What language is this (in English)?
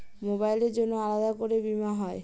Bangla